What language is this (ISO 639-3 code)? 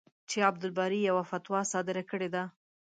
pus